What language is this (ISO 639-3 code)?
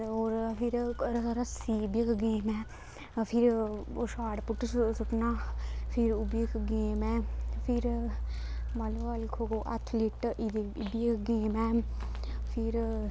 doi